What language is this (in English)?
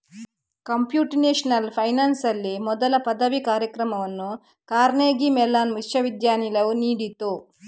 Kannada